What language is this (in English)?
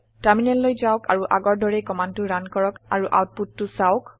Assamese